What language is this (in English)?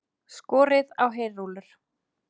Icelandic